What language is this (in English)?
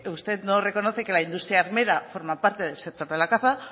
Spanish